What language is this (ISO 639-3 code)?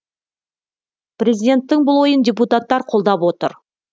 kaz